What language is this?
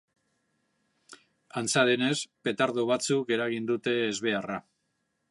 Basque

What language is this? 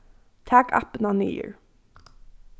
Faroese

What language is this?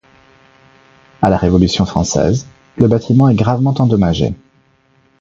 French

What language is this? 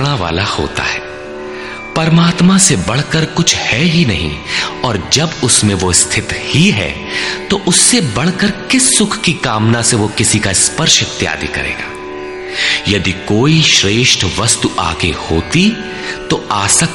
Hindi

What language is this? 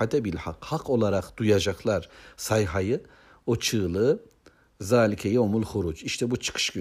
Turkish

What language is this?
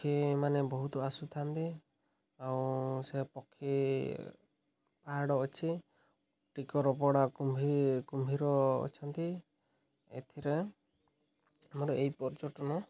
Odia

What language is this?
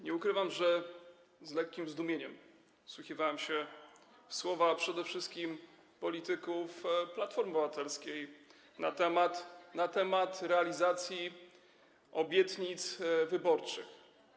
Polish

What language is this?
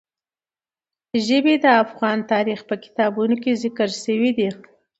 Pashto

